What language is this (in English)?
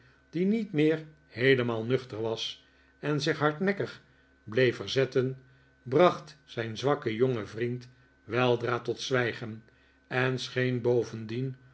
Dutch